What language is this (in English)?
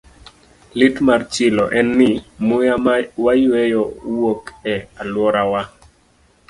Luo (Kenya and Tanzania)